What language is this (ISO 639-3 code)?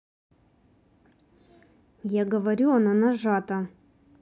rus